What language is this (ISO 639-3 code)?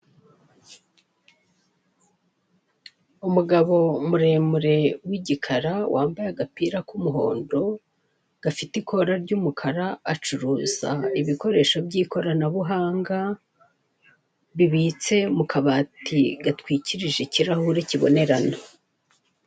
kin